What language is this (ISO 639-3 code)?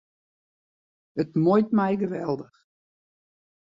fry